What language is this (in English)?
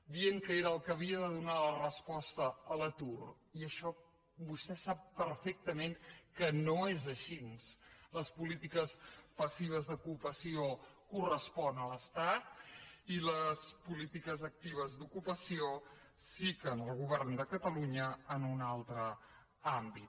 Catalan